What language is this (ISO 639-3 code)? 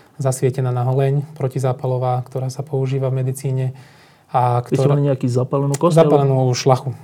slk